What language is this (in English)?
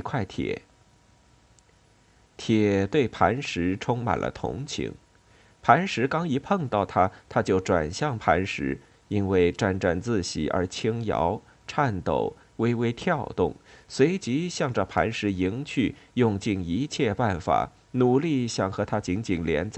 Chinese